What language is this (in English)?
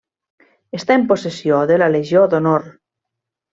Catalan